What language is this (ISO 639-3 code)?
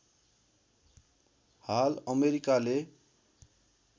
nep